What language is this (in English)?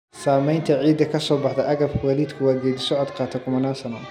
Somali